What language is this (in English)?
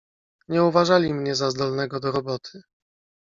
Polish